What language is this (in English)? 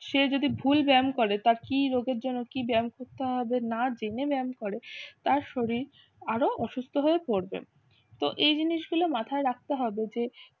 Bangla